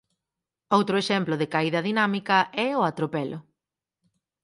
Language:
Galician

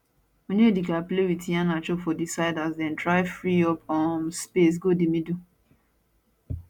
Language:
Nigerian Pidgin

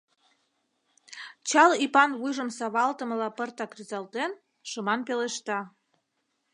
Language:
Mari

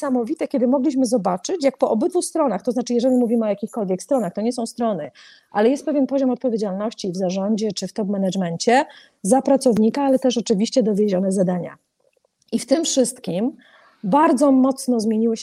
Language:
Polish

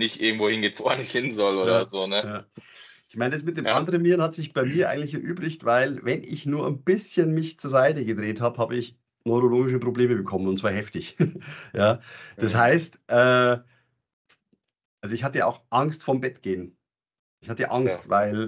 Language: German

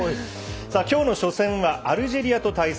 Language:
Japanese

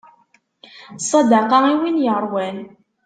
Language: Kabyle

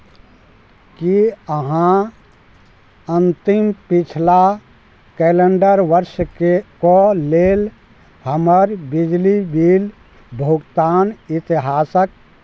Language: Maithili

